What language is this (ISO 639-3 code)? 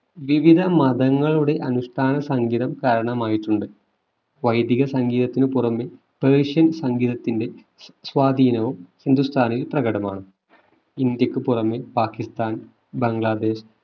mal